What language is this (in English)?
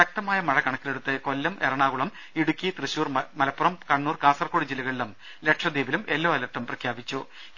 Malayalam